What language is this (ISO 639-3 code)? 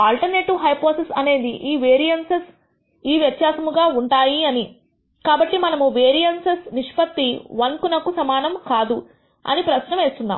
tel